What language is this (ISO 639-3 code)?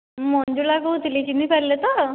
ori